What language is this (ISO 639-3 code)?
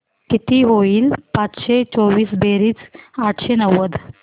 mar